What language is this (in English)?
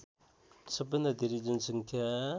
Nepali